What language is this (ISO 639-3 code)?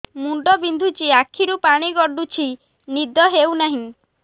ori